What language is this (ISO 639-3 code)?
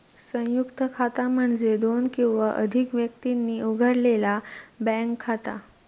mar